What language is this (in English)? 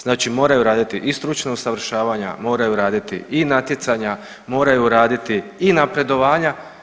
Croatian